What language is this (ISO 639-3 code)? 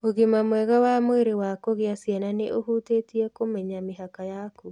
kik